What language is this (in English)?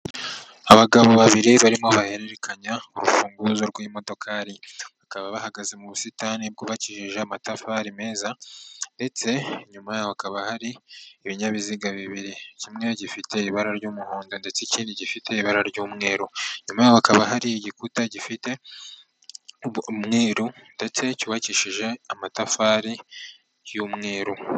Kinyarwanda